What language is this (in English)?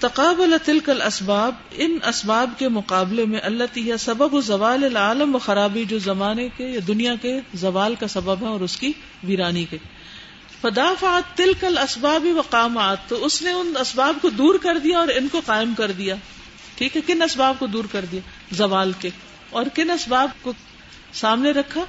Urdu